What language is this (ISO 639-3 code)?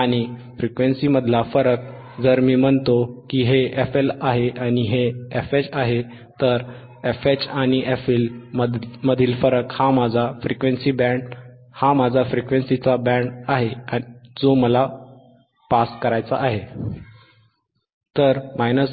mar